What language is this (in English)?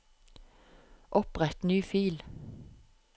Norwegian